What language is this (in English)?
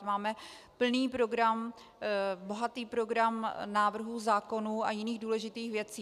Czech